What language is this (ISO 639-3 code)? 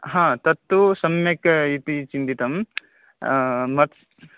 san